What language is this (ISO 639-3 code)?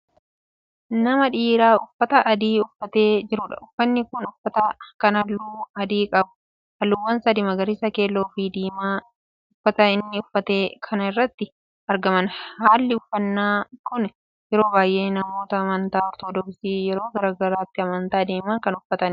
orm